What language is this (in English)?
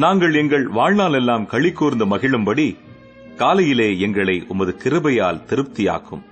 Tamil